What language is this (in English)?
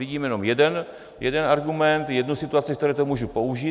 Czech